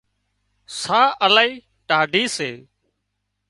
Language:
Wadiyara Koli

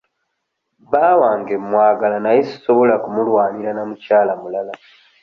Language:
Ganda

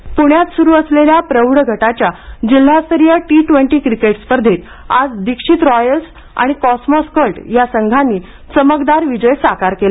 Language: Marathi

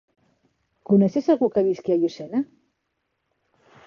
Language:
Catalan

